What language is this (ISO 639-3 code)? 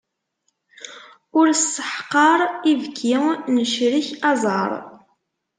kab